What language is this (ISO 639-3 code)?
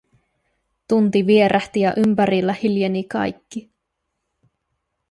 fin